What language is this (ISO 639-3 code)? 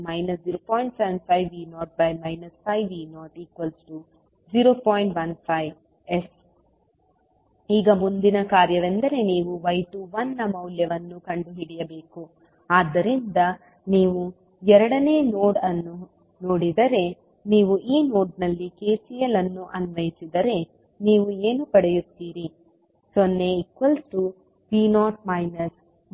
kan